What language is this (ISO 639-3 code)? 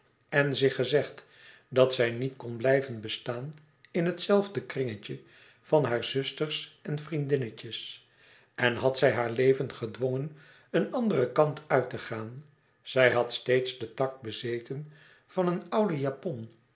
nld